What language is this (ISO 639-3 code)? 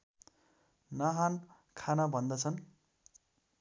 nep